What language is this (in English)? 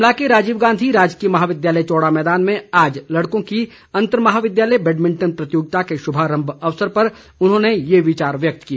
Hindi